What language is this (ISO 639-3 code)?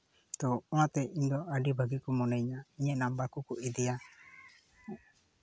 sat